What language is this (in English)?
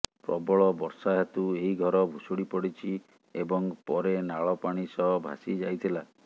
Odia